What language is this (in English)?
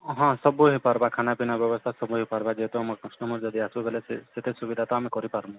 Odia